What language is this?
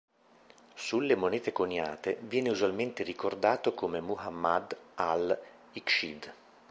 Italian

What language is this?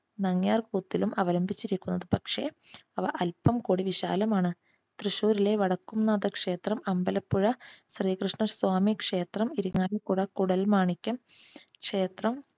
Malayalam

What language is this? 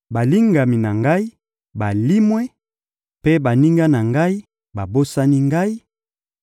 Lingala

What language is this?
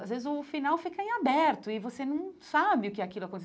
Portuguese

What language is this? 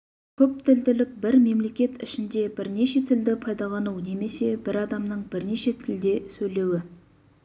Kazakh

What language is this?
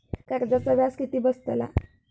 Marathi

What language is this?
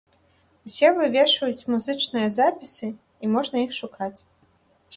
Belarusian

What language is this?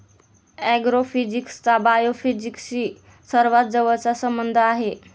Marathi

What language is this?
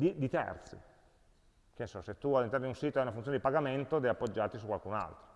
Italian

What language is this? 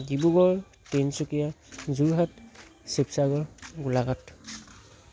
Assamese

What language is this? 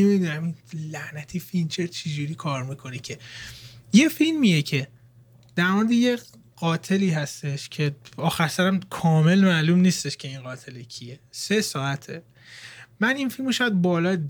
Persian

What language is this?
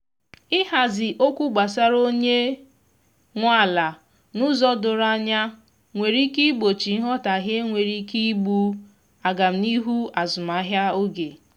Igbo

